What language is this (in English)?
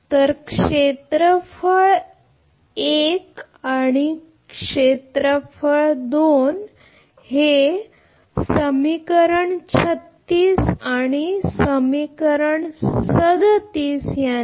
Marathi